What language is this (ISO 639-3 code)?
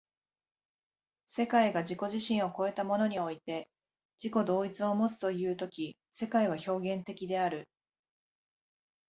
jpn